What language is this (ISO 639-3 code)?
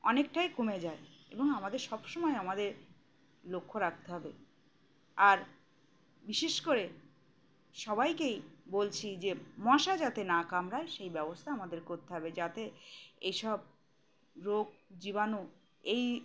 ben